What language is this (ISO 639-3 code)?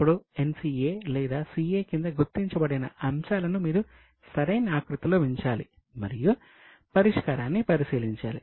tel